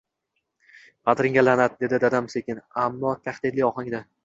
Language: Uzbek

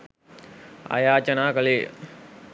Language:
Sinhala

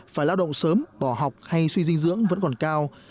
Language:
Vietnamese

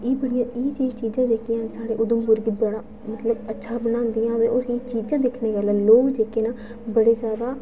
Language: Dogri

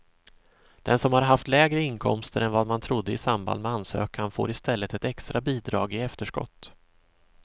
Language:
Swedish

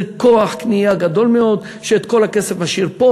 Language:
Hebrew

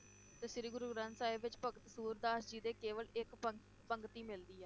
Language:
Punjabi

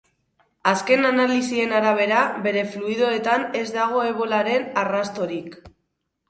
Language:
Basque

